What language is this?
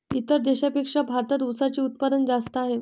Marathi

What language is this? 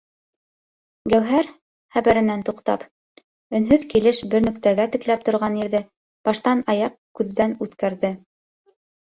Bashkir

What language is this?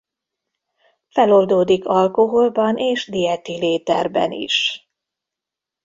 Hungarian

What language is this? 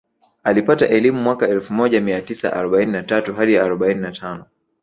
Swahili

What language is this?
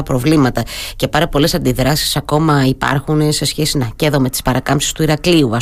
Greek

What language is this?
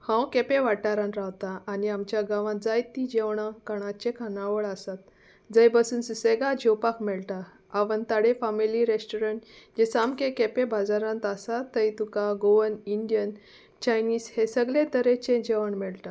Konkani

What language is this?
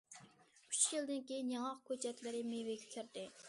Uyghur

